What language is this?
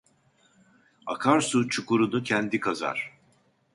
Turkish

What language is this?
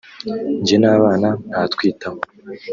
Kinyarwanda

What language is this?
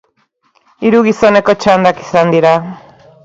Basque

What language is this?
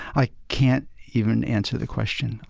English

